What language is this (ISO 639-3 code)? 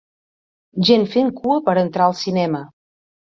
cat